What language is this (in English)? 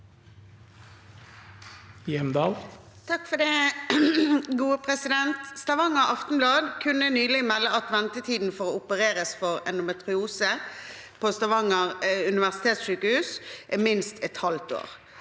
Norwegian